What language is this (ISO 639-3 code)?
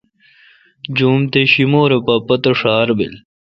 xka